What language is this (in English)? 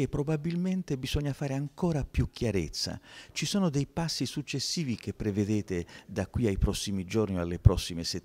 Italian